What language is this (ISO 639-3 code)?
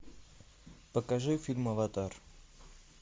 rus